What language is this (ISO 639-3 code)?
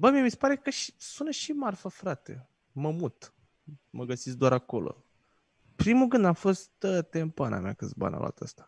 ron